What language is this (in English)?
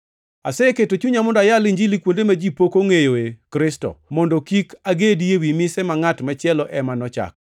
Luo (Kenya and Tanzania)